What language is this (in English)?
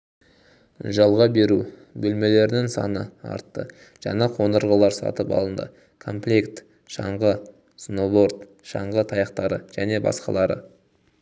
Kazakh